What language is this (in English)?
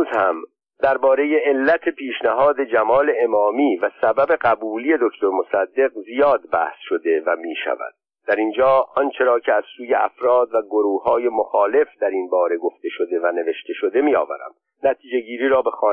Persian